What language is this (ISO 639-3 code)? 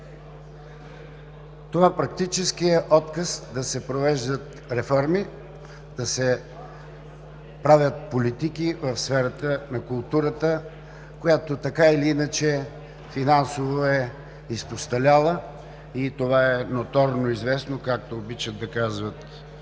bul